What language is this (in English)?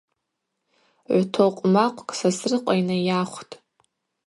Abaza